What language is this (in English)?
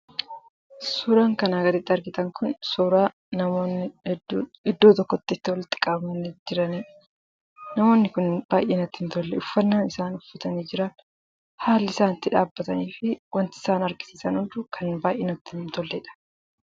Oromo